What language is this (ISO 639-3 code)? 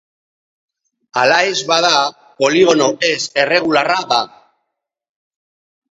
eus